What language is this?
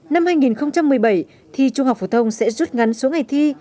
Vietnamese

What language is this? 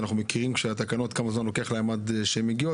Hebrew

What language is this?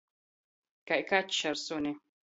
Latgalian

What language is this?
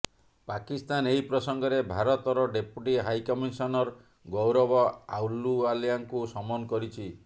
Odia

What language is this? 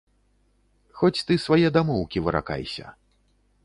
Belarusian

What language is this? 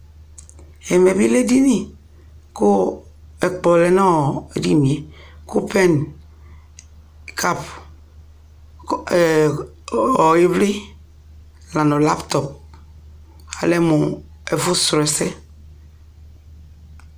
Ikposo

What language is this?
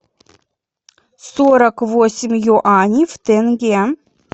Russian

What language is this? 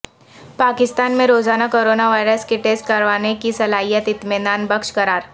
Urdu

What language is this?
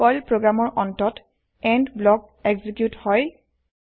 Assamese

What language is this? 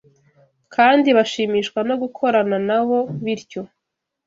Kinyarwanda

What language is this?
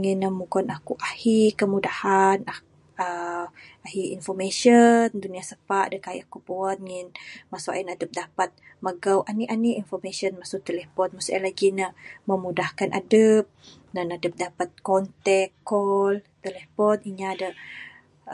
Bukar-Sadung Bidayuh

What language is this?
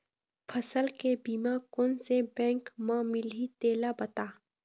Chhattisgarhi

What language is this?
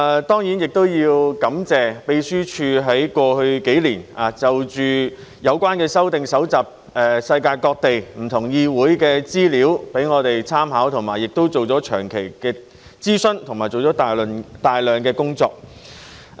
Cantonese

